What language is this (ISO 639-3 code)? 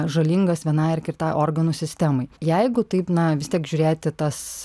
lit